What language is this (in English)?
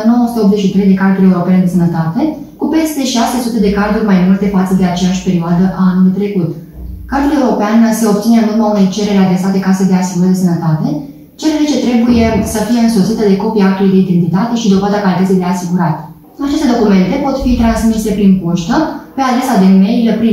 Romanian